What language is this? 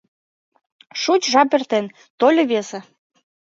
Mari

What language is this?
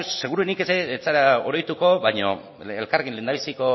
Basque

